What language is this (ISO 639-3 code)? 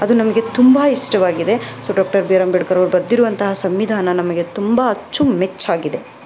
kan